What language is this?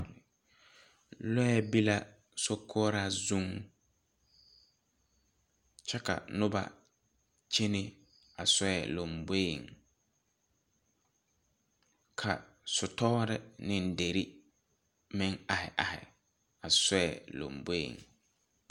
Southern Dagaare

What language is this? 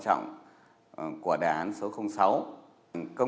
Vietnamese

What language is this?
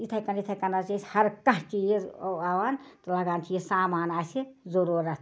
Kashmiri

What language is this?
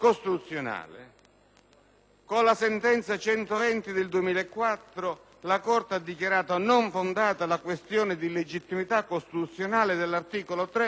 Italian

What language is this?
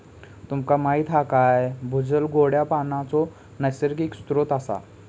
Marathi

